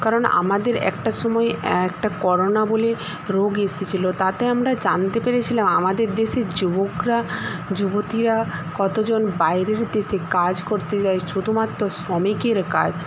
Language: Bangla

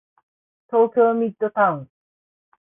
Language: Japanese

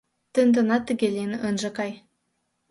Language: Mari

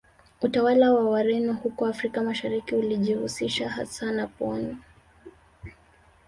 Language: Swahili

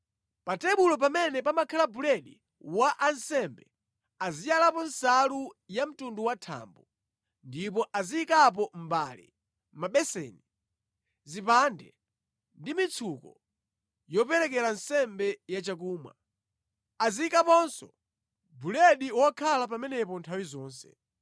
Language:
Nyanja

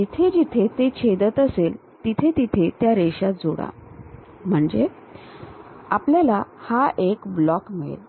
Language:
Marathi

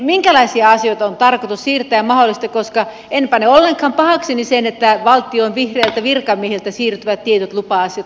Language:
Finnish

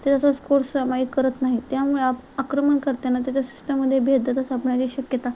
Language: Marathi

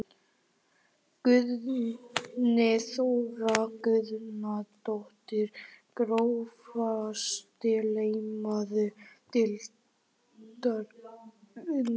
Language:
Icelandic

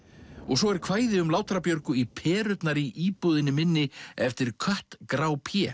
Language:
Icelandic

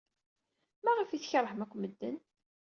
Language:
Kabyle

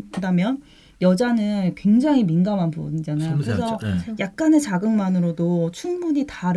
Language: Korean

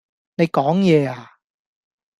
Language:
Cantonese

